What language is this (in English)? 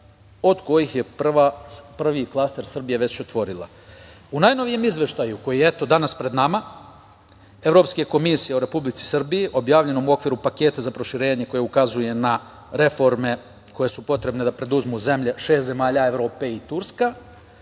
Serbian